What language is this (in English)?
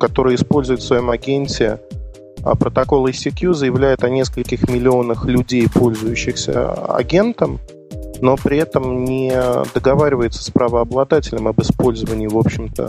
Russian